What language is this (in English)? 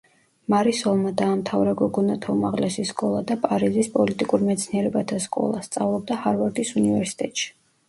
Georgian